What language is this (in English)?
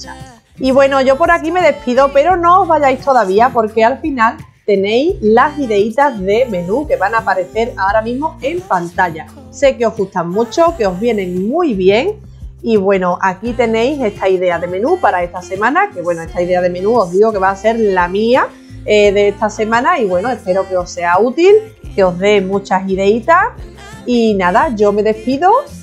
Spanish